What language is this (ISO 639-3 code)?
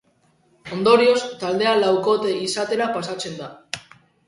eus